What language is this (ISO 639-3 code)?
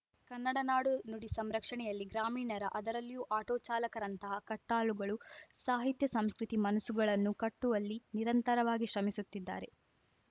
kan